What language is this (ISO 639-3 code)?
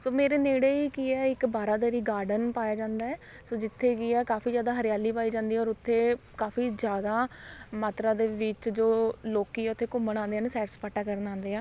pan